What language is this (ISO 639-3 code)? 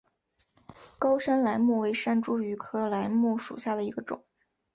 zho